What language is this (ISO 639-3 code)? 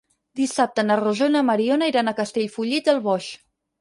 cat